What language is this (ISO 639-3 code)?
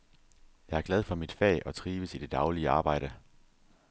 dan